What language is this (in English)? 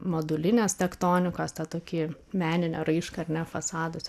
Lithuanian